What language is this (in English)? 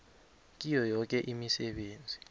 South Ndebele